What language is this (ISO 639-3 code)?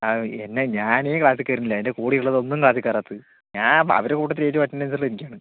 mal